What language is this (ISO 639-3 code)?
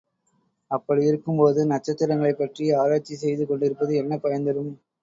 tam